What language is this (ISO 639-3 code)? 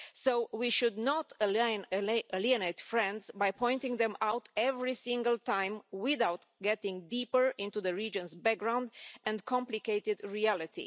eng